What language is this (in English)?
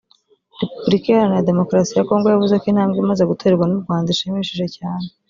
Kinyarwanda